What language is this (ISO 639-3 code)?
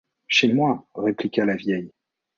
fra